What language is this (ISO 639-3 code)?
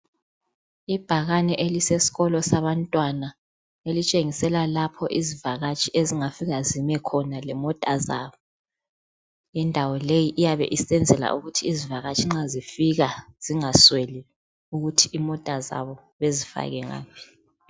nde